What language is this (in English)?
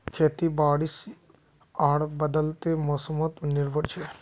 Magahi